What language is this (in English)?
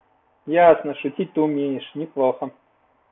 Russian